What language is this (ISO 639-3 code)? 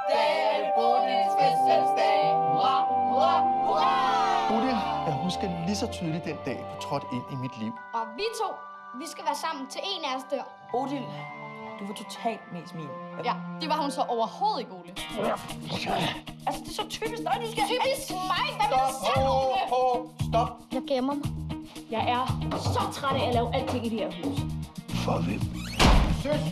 dan